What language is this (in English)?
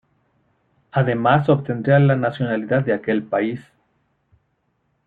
Spanish